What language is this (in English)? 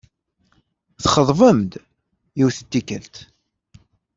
Kabyle